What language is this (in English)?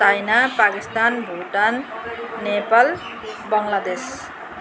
Nepali